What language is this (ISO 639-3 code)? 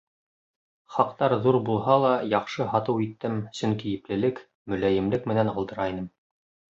bak